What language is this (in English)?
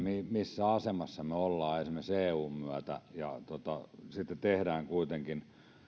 Finnish